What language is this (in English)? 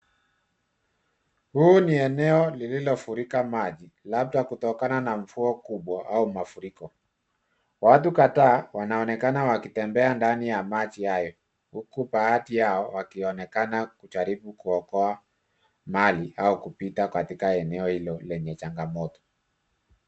Swahili